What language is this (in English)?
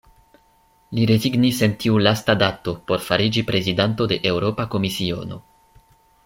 Esperanto